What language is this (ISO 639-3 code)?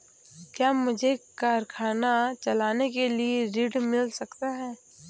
hin